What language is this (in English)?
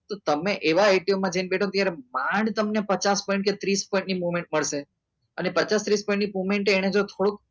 Gujarati